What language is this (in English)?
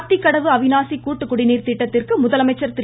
Tamil